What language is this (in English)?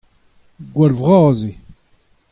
Breton